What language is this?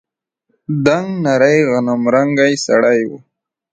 Pashto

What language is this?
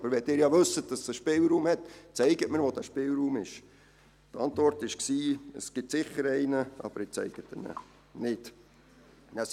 Swiss German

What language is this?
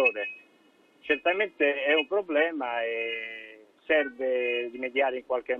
Italian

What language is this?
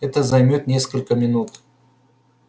Russian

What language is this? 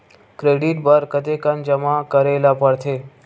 Chhattisgarhi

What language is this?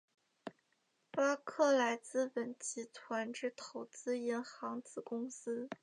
Chinese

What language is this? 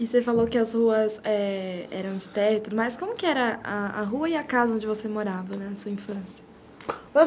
Portuguese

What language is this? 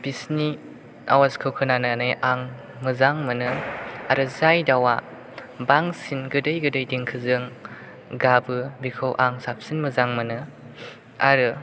Bodo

